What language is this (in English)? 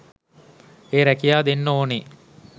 Sinhala